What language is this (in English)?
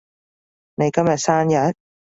Cantonese